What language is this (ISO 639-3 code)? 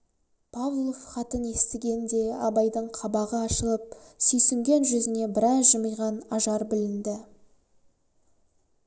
kaz